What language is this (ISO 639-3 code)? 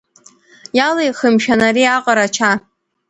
abk